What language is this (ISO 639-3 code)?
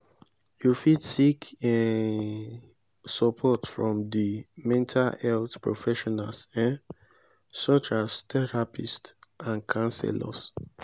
pcm